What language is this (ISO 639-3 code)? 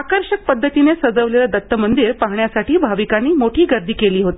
mar